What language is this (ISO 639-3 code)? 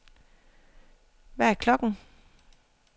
dan